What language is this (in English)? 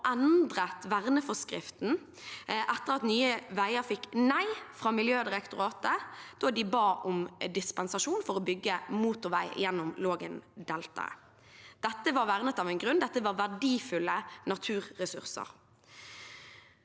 Norwegian